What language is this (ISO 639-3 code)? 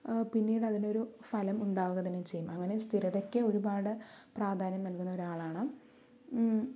mal